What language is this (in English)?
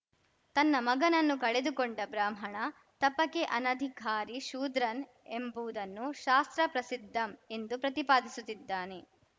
Kannada